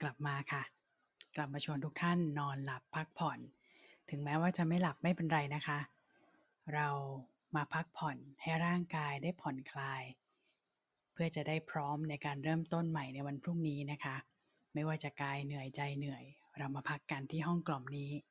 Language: Thai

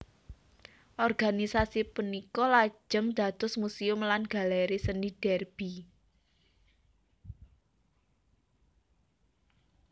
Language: Javanese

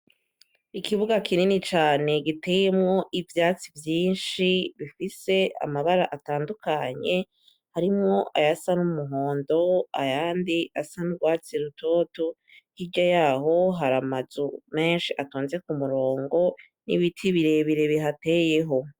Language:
Rundi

